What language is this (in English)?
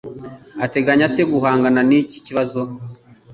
Kinyarwanda